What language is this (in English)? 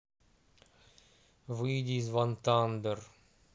Russian